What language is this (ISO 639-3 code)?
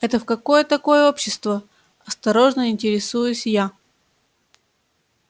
rus